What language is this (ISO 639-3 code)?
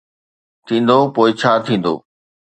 snd